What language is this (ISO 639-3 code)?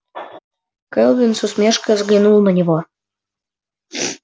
rus